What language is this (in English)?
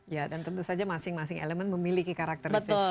Indonesian